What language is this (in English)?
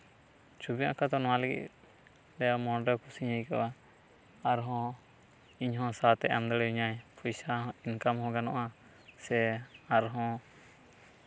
Santali